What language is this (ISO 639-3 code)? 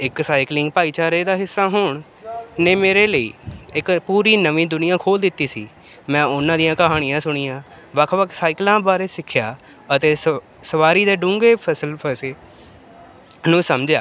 pan